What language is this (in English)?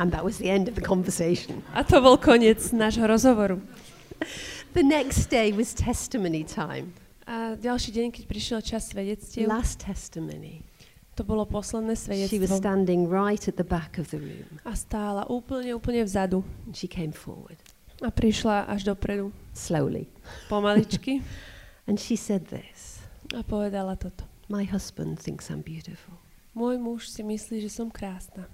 Slovak